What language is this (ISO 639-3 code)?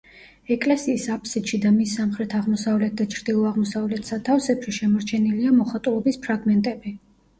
kat